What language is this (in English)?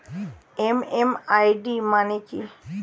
Bangla